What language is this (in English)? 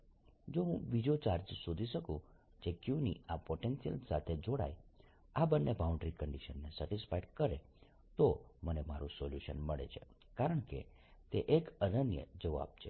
Gujarati